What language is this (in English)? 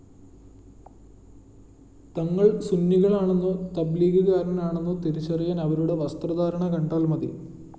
Malayalam